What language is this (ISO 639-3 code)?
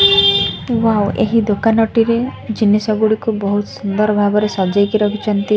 ori